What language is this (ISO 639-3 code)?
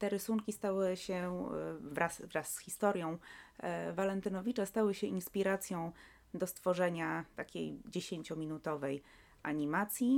pol